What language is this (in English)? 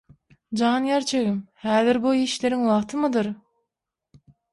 Turkmen